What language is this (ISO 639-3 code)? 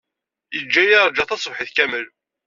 kab